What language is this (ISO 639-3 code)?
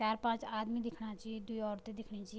gbm